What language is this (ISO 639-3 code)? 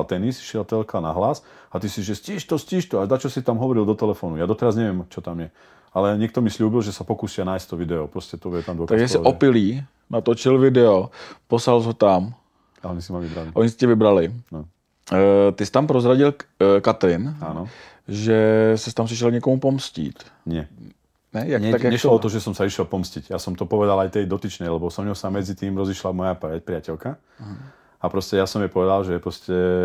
ces